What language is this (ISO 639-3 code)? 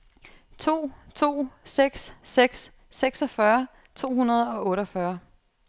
dan